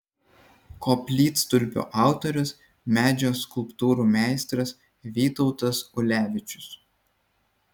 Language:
Lithuanian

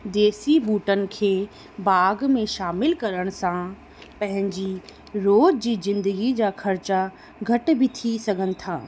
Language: Sindhi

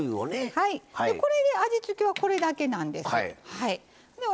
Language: Japanese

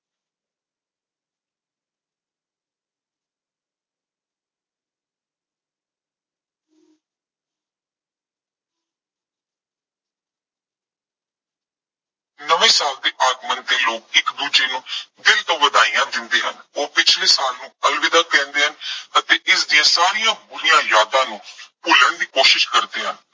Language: Punjabi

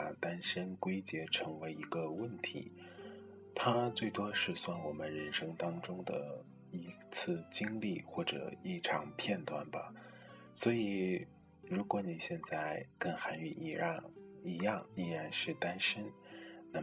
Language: Chinese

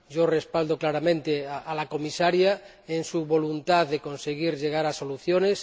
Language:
Spanish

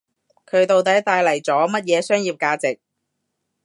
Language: Cantonese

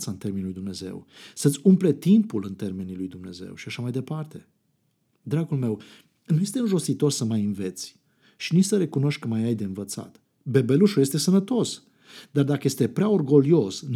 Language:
Romanian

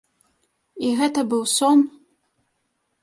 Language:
Belarusian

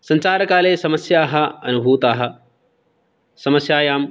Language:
Sanskrit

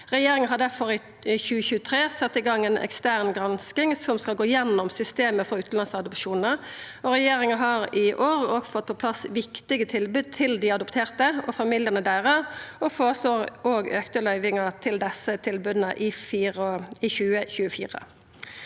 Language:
Norwegian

